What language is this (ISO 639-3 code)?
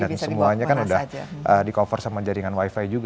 ind